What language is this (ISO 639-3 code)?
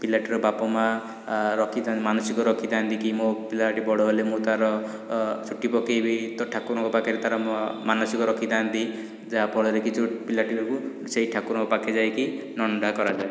ori